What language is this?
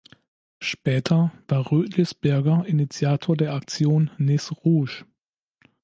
German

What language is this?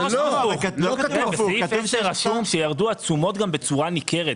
Hebrew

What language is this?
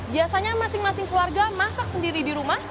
Indonesian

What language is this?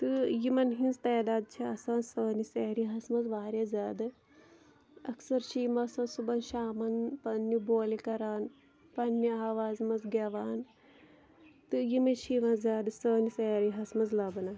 Kashmiri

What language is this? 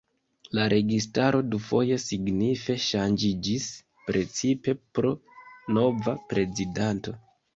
Esperanto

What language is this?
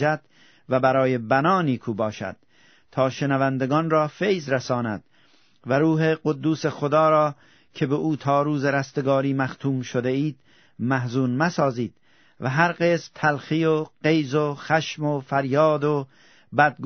Persian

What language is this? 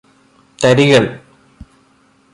Malayalam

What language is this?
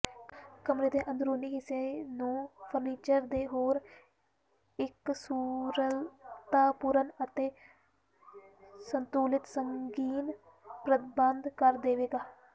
Punjabi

